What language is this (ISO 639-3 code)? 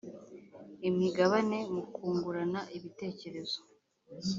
kin